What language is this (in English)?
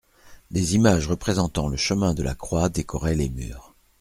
French